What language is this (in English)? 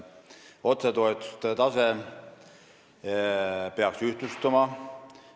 Estonian